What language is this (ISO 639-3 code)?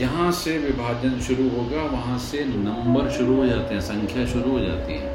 hin